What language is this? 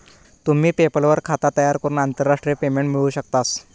Marathi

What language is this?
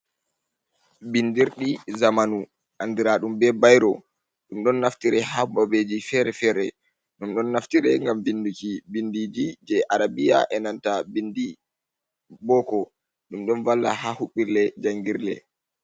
Fula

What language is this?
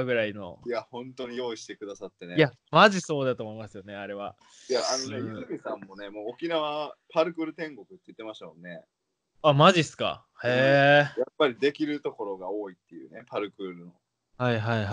Japanese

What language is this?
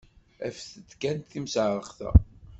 Kabyle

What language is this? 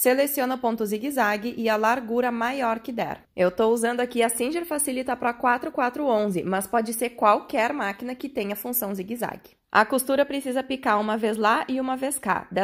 Portuguese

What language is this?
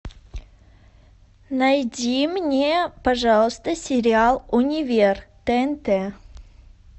Russian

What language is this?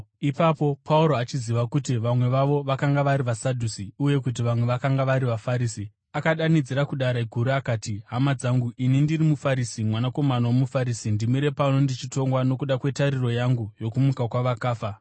Shona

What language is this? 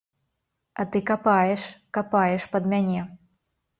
Belarusian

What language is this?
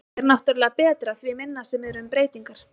Icelandic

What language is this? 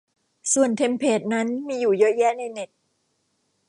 Thai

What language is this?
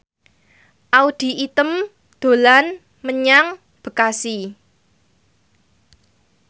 Javanese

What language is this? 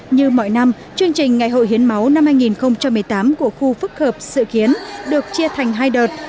Vietnamese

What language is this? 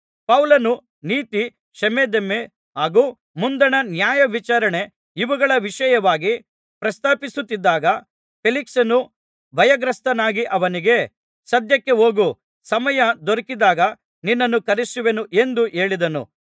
Kannada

